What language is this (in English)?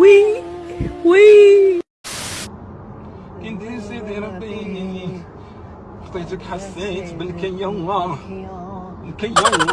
French